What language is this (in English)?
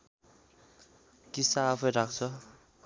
Nepali